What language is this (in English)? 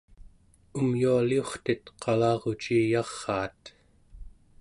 Central Yupik